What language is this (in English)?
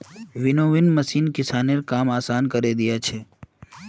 Magahi